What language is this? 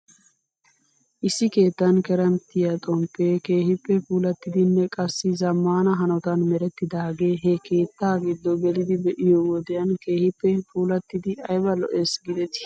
Wolaytta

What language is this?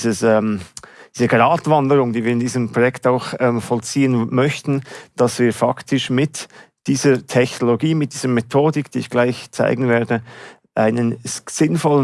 German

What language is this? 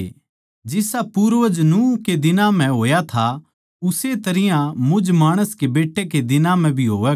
Haryanvi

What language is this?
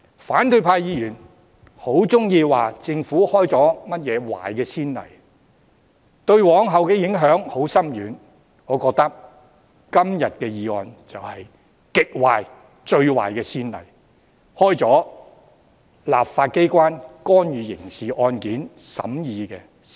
Cantonese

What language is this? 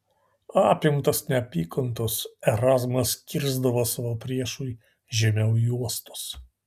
Lithuanian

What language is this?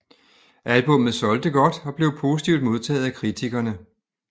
Danish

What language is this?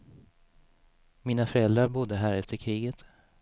Swedish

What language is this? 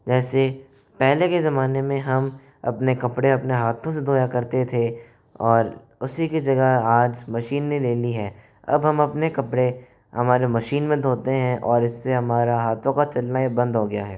Hindi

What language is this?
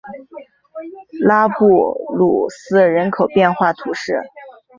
Chinese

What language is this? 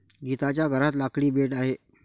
Marathi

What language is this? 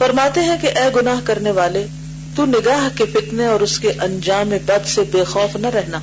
Urdu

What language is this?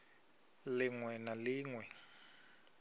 Venda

